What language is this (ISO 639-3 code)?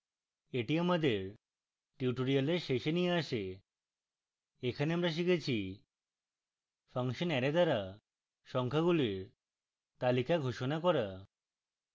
ben